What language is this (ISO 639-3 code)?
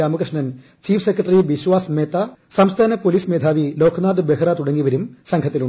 mal